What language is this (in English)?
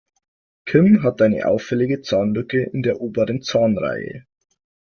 German